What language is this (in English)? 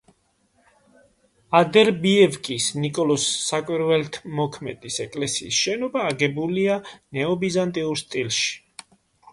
Georgian